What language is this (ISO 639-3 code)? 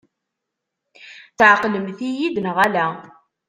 kab